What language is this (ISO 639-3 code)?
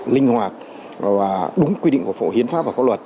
vie